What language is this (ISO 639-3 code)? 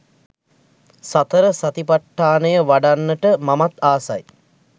sin